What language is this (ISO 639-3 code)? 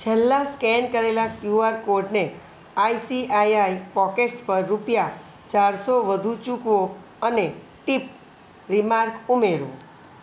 guj